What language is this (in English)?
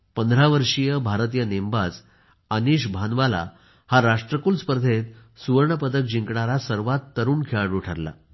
Marathi